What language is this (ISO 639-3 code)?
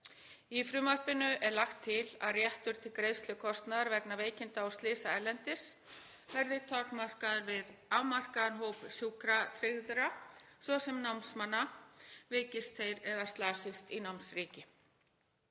isl